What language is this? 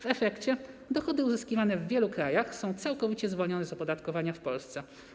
Polish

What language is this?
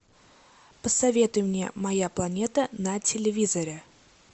Russian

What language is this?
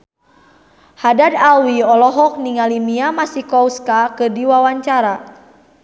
Sundanese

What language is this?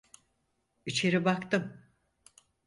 Turkish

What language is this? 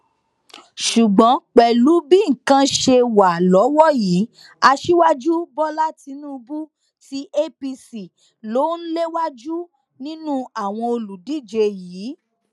Yoruba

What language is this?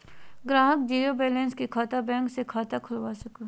Magahi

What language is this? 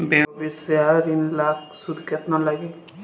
Bhojpuri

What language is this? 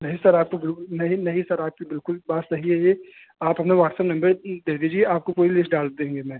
Hindi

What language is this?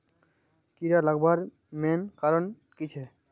Magahi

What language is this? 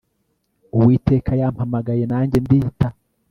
Kinyarwanda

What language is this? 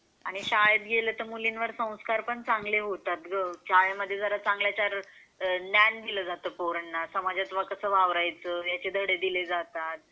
Marathi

